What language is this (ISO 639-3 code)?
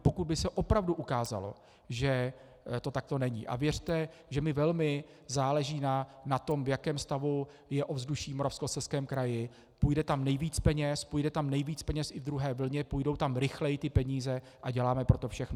ces